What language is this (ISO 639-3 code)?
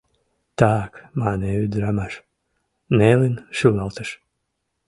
chm